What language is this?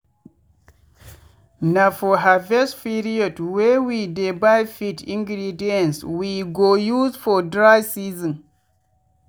Nigerian Pidgin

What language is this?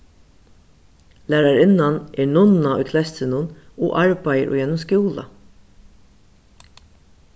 Faroese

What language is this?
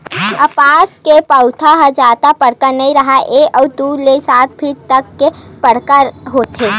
Chhattisgarhi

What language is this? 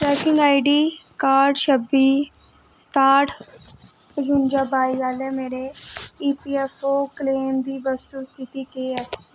Dogri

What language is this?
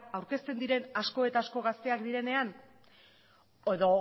Basque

